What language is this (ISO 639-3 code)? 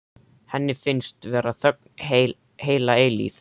isl